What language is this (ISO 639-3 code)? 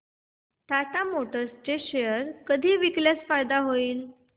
mar